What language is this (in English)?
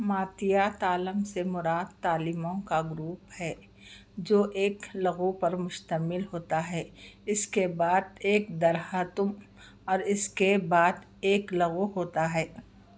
Urdu